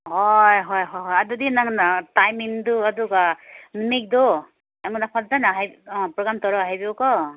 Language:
Manipuri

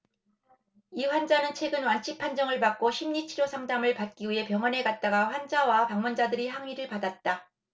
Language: Korean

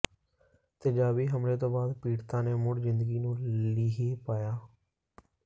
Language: Punjabi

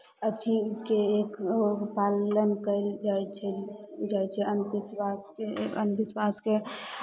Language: Maithili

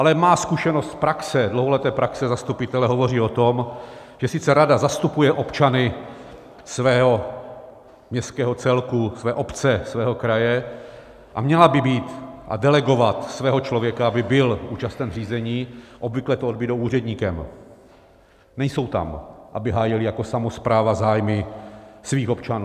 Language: Czech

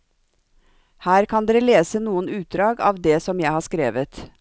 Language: Norwegian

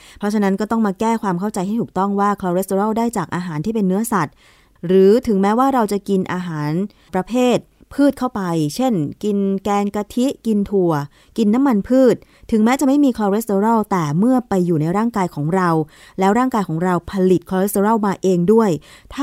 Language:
Thai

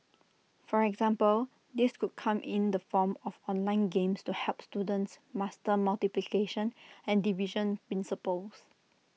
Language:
English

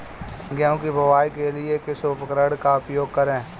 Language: Hindi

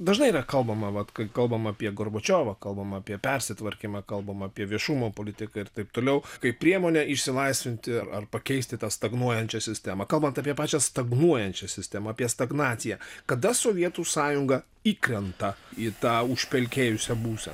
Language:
Lithuanian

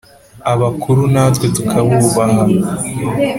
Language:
Kinyarwanda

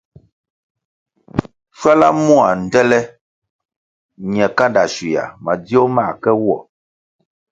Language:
Kwasio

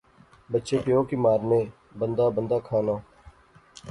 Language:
Pahari-Potwari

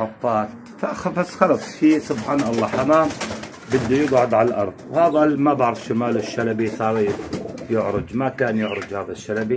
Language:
Arabic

